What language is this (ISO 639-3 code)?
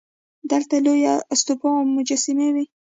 pus